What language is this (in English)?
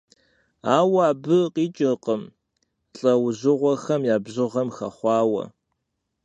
Kabardian